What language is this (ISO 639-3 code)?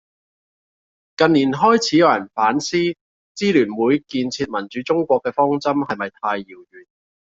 yue